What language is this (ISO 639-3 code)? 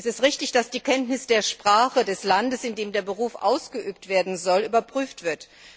deu